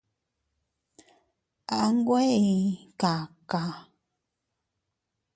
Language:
Teutila Cuicatec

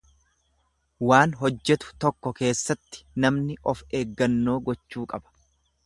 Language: Oromo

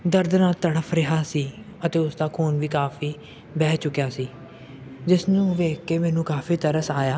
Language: Punjabi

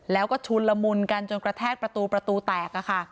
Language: Thai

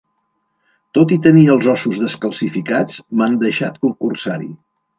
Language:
Catalan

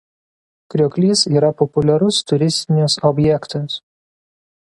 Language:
Lithuanian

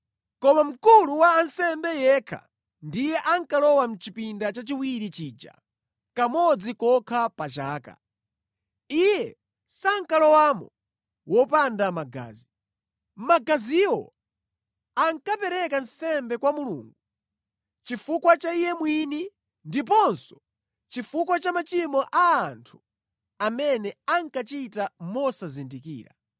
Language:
Nyanja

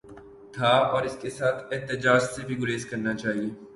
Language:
Urdu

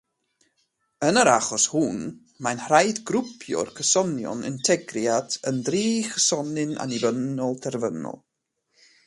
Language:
Welsh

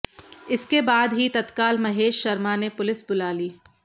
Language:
Hindi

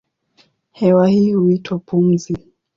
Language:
Swahili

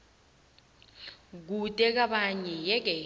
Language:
South Ndebele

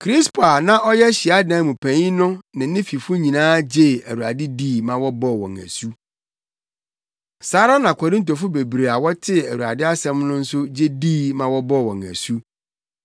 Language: Akan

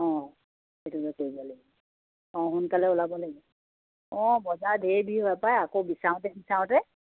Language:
Assamese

